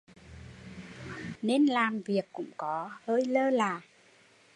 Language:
Vietnamese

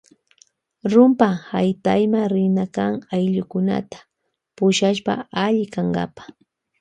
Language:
Loja Highland Quichua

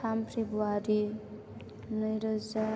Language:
Bodo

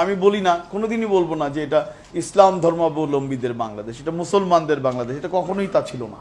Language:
Bangla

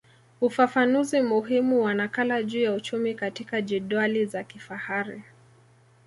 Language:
Swahili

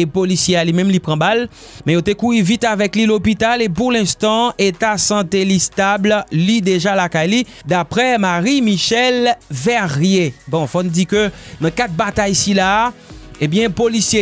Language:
French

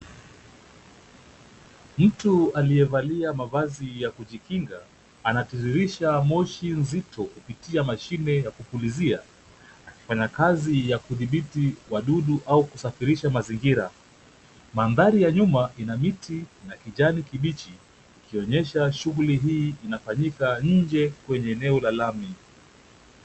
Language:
Swahili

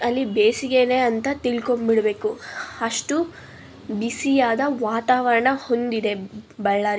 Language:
Kannada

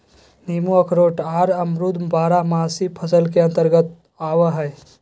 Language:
Magahi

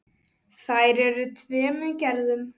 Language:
Icelandic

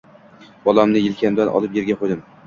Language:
Uzbek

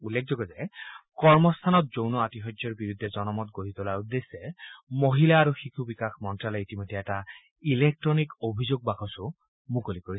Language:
Assamese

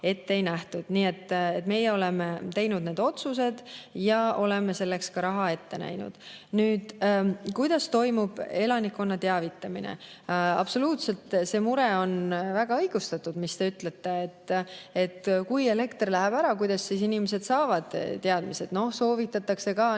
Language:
Estonian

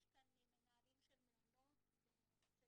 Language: Hebrew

